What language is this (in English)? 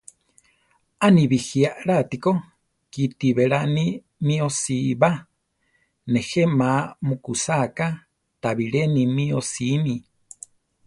Central Tarahumara